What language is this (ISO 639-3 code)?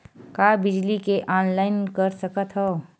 hne